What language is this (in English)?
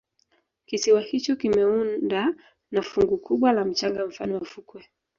Swahili